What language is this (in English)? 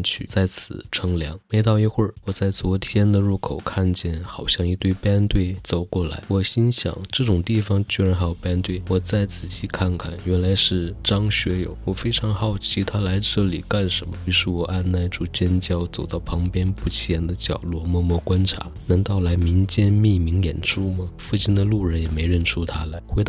Chinese